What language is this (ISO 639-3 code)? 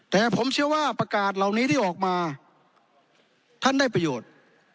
tha